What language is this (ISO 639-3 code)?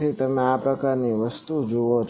guj